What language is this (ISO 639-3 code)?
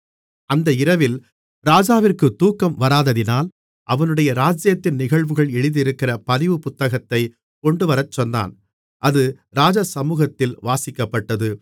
tam